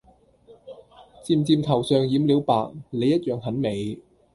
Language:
Cantonese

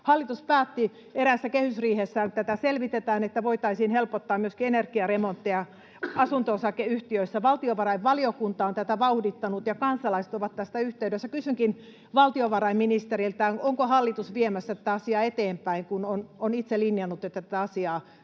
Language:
Finnish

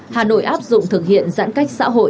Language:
Vietnamese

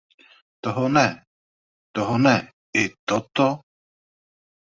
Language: Czech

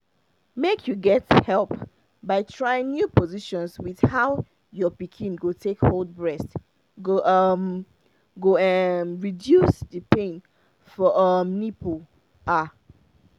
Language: Nigerian Pidgin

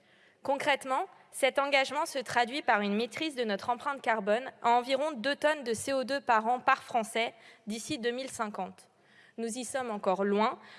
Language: French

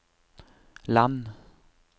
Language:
Norwegian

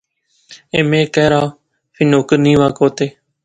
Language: Pahari-Potwari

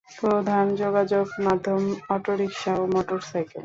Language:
Bangla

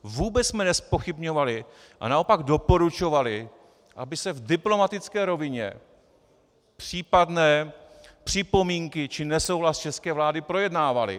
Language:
Czech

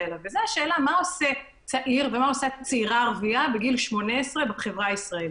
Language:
Hebrew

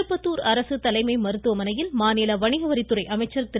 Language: Tamil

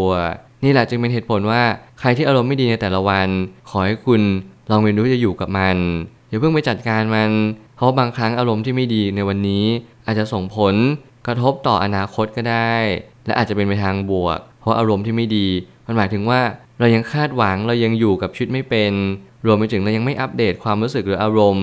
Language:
Thai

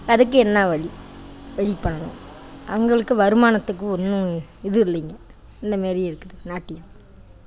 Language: Tamil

